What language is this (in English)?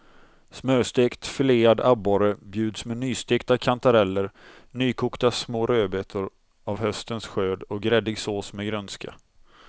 Swedish